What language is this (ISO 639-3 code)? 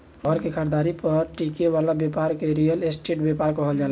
bho